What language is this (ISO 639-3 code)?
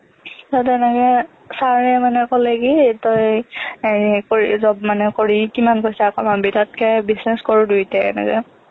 asm